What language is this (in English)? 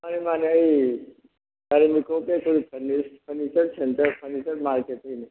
Manipuri